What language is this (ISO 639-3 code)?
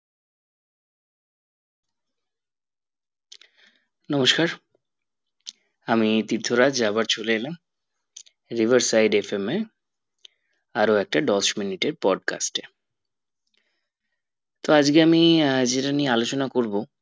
ben